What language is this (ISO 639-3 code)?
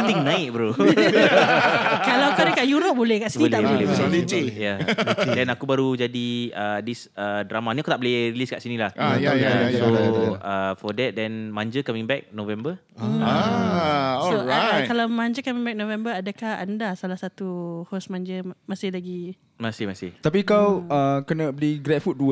msa